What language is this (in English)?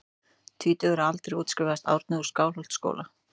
Icelandic